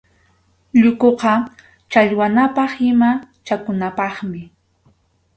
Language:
Arequipa-La Unión Quechua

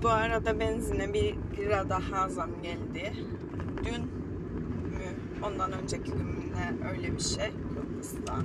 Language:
Turkish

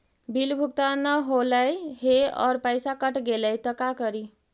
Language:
Magahi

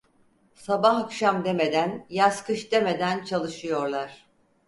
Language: Turkish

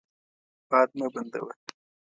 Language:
Pashto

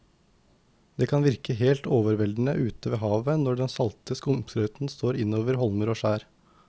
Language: Norwegian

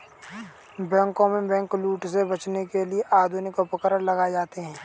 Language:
Hindi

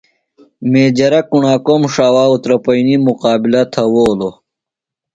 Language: Phalura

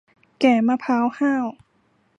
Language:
Thai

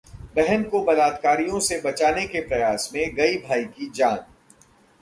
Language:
Hindi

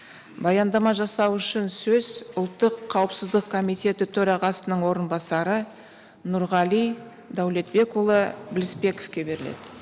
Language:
Kazakh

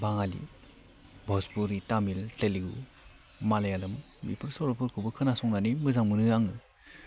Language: Bodo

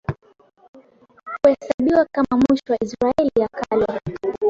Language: Swahili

